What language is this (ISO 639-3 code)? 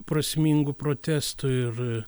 lit